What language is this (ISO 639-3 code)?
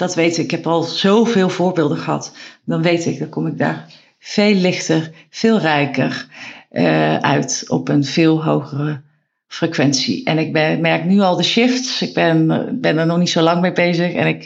nld